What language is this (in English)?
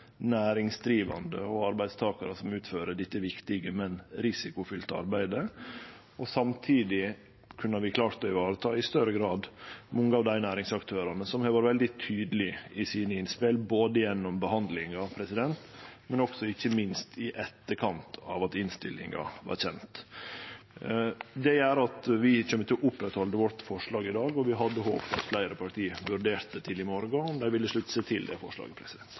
Norwegian Nynorsk